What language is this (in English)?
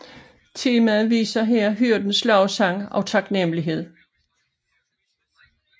Danish